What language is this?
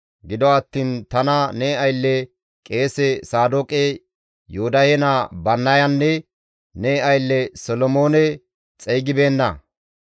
Gamo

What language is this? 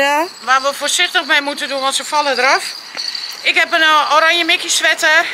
Dutch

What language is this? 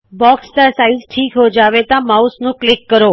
Punjabi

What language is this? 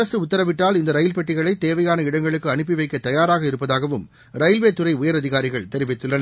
Tamil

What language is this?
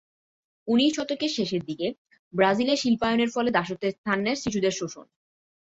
Bangla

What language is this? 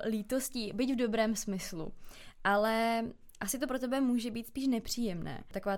Czech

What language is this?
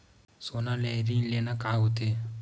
Chhattisgarhi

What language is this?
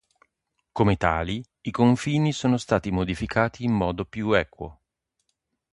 Italian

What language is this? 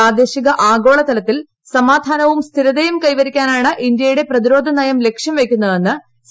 Malayalam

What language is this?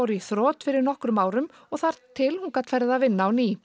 Icelandic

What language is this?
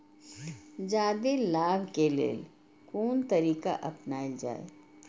Maithili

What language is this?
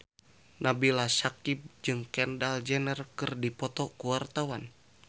Sundanese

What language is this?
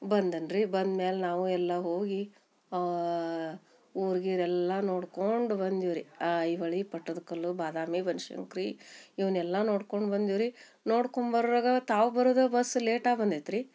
Kannada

